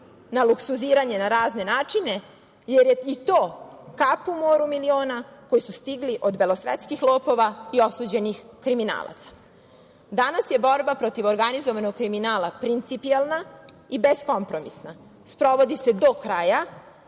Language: Serbian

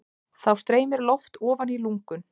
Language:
Icelandic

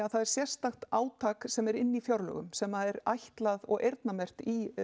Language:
Icelandic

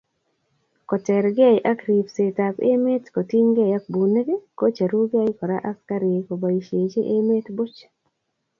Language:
Kalenjin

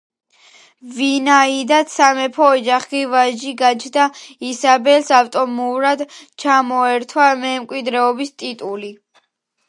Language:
Georgian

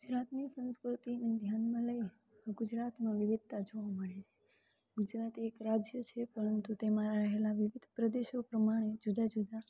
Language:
Gujarati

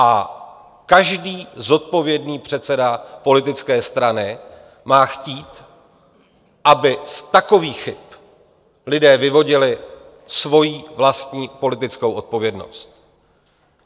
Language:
Czech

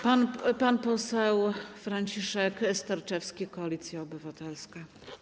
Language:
Polish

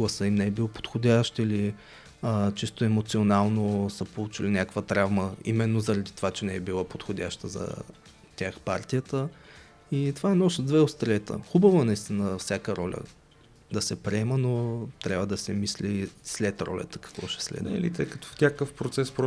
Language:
Bulgarian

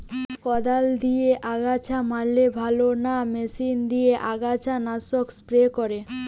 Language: Bangla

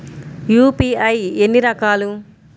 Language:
Telugu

